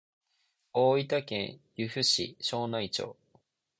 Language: Japanese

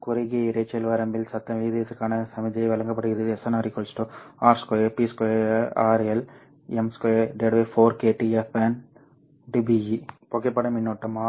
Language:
Tamil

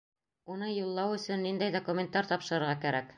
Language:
Bashkir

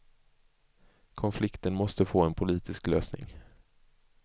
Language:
Swedish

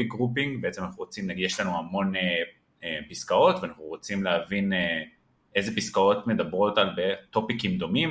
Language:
Hebrew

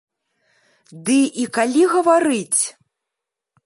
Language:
Belarusian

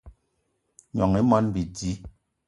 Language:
Eton (Cameroon)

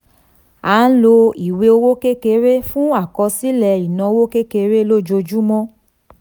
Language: Yoruba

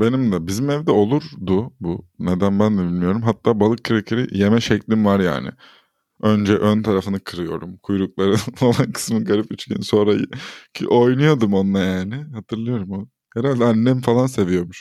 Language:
Turkish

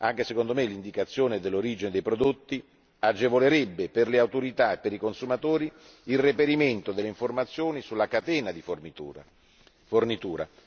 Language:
Italian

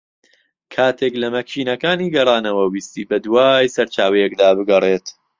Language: Central Kurdish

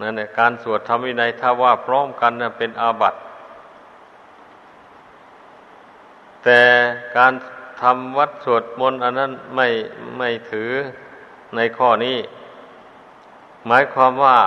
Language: Thai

